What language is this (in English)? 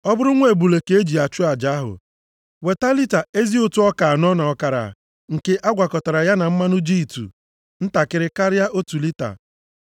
Igbo